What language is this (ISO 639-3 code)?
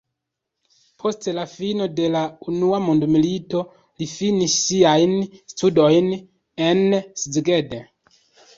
epo